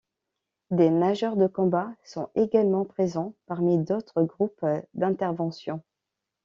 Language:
French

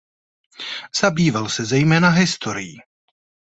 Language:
Czech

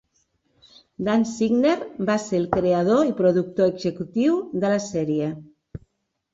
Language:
Catalan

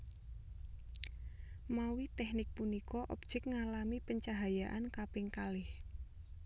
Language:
Javanese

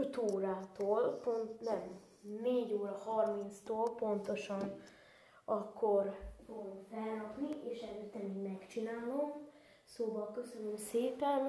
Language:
Hungarian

